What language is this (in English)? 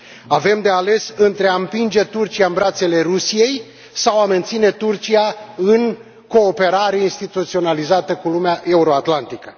Romanian